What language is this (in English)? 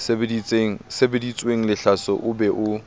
Southern Sotho